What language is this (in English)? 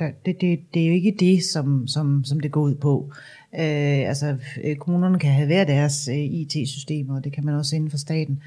Danish